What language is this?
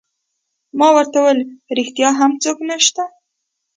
Pashto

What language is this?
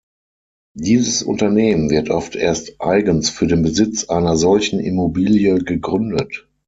German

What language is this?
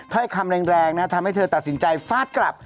Thai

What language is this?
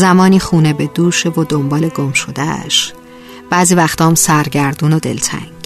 Persian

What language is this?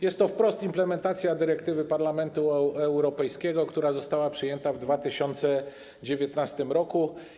Polish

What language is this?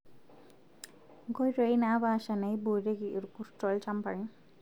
Masai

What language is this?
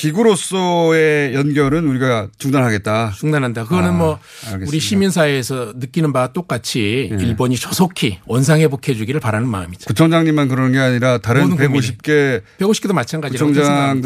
Korean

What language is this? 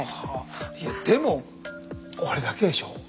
Japanese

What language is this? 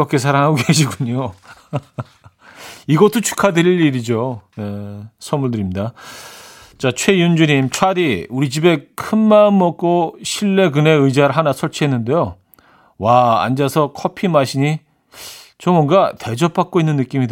Korean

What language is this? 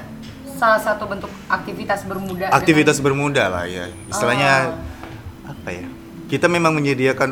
Indonesian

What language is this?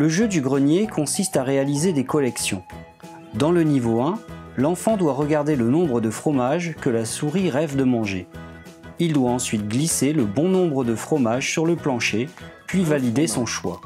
French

